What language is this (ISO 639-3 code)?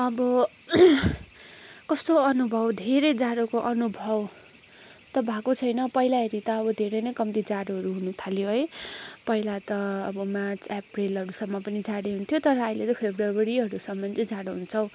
nep